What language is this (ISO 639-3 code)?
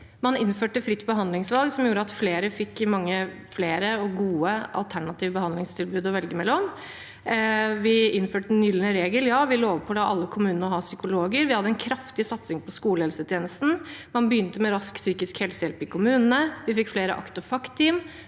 nor